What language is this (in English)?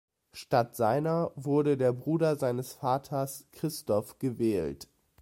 German